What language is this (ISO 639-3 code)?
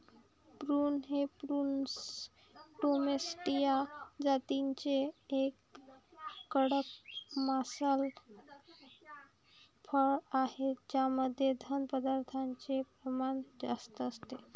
mar